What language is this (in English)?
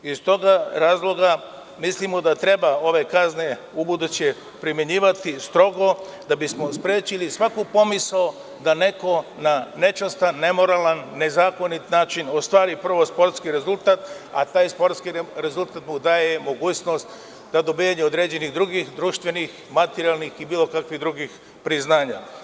Serbian